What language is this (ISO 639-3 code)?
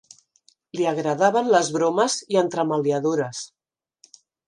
cat